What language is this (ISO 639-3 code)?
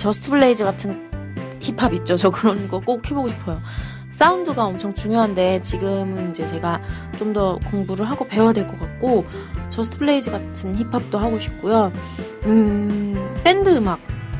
kor